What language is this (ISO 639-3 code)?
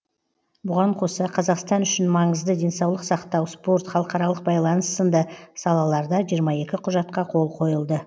kaz